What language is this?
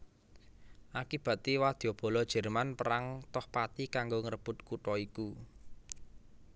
Javanese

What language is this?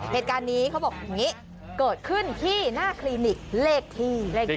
Thai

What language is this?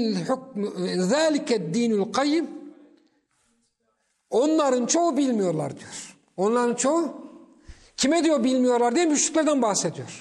Turkish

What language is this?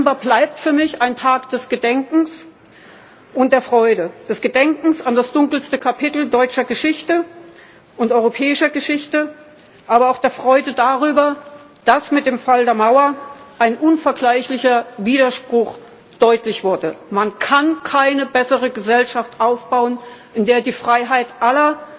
German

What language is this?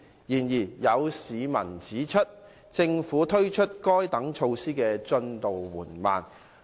Cantonese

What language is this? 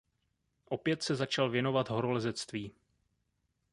Czech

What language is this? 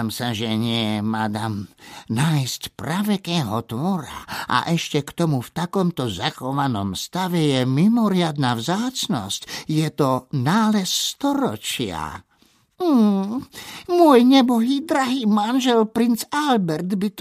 Slovak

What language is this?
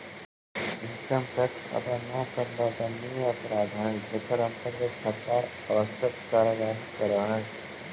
Magahi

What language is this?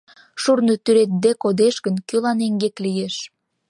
Mari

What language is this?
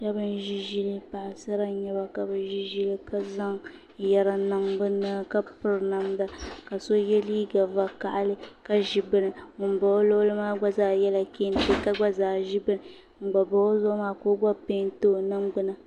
Dagbani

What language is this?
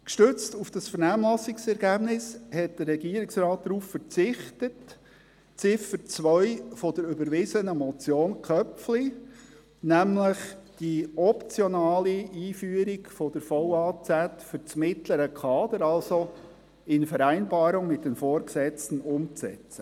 Swiss German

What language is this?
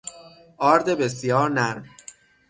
Persian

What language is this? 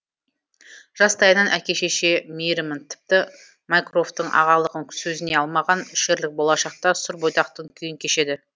Kazakh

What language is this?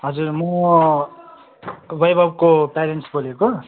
Nepali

